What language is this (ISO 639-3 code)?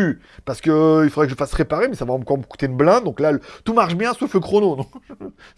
fra